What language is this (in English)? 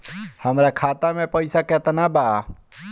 Bhojpuri